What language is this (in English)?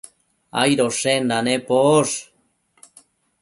Matsés